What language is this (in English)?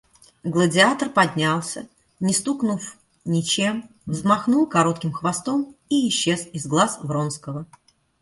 Russian